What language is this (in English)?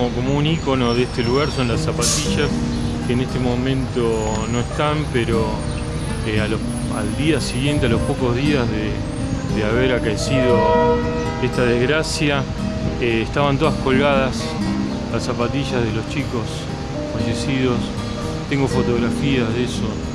Spanish